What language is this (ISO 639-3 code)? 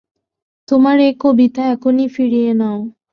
ben